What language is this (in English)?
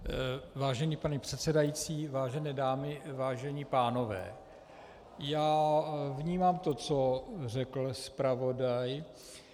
Czech